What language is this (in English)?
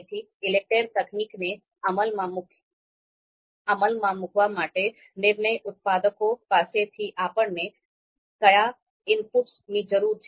Gujarati